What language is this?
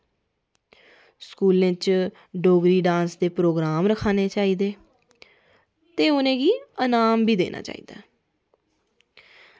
Dogri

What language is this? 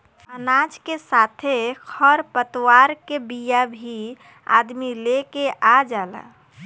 Bhojpuri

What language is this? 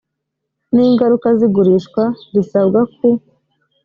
Kinyarwanda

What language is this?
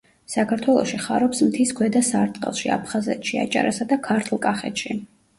Georgian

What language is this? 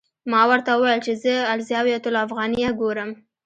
Pashto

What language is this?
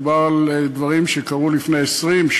Hebrew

